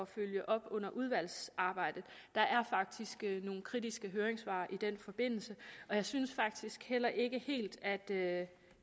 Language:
Danish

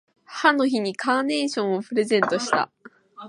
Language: Japanese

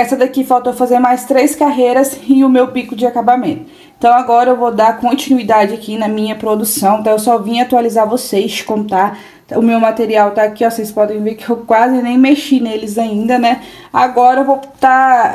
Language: Portuguese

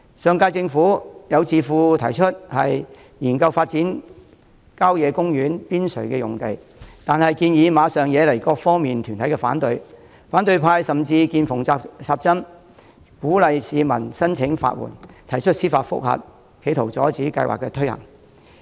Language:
Cantonese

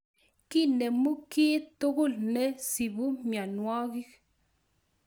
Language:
Kalenjin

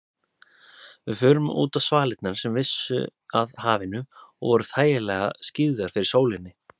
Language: Icelandic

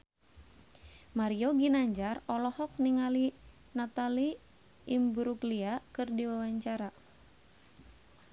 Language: Sundanese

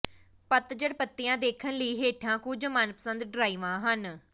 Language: Punjabi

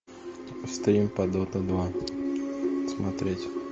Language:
Russian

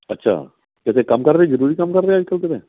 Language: Punjabi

